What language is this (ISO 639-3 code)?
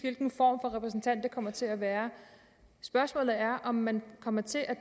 dan